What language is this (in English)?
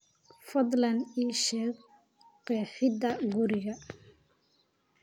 Somali